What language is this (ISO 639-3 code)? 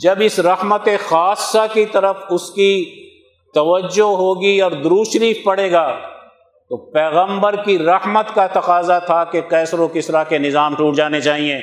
urd